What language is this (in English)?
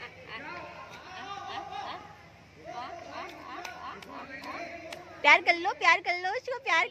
Hindi